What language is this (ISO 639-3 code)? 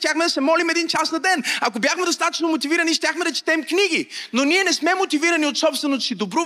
bul